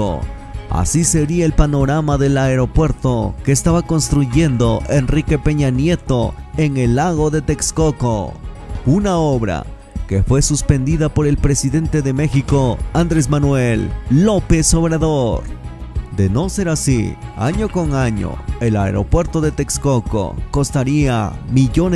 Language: Spanish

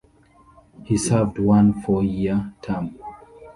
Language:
English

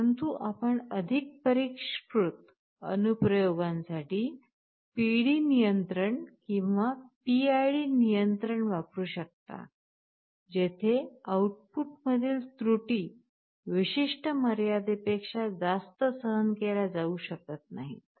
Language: Marathi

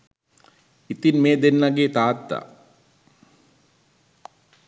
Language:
Sinhala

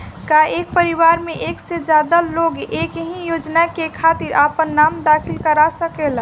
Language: Bhojpuri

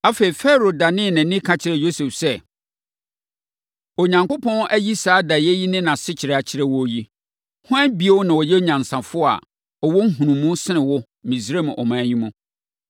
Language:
Akan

